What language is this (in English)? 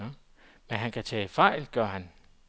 Danish